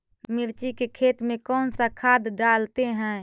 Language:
Magahi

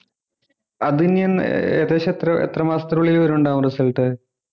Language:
Malayalam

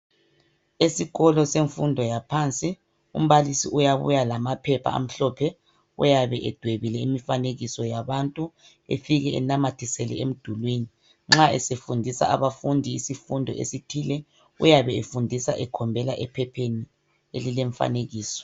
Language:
North Ndebele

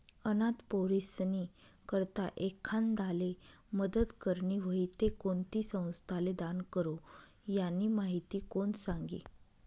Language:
Marathi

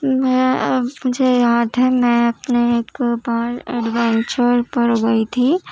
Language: Urdu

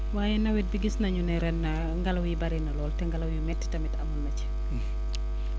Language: Wolof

